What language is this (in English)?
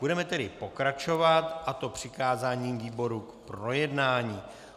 Czech